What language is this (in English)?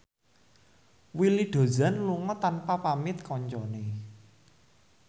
Javanese